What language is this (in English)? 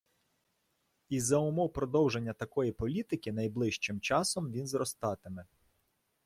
Ukrainian